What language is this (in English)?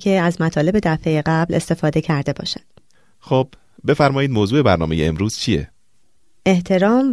Persian